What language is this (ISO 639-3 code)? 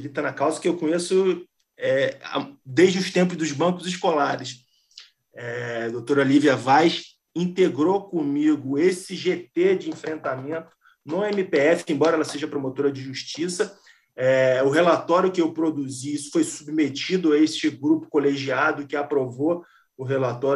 por